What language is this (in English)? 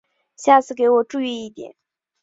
Chinese